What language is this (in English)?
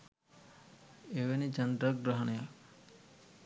Sinhala